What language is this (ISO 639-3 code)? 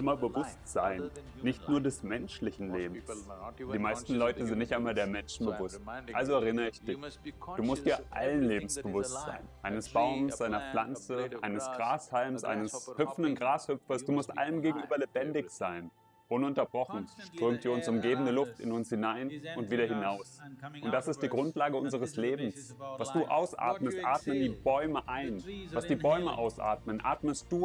deu